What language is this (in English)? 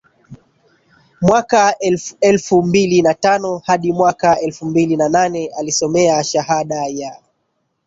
Swahili